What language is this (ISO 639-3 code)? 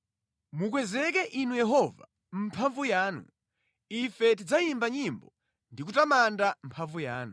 nya